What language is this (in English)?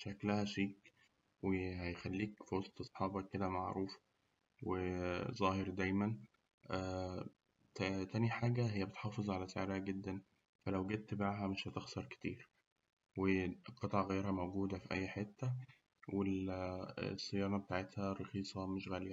Egyptian Arabic